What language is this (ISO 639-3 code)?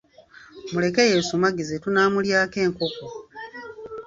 lug